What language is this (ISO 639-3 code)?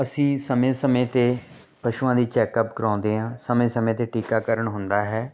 pan